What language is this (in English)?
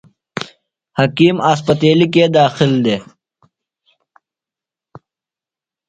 Phalura